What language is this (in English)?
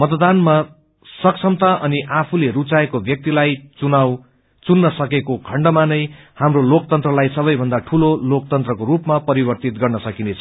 Nepali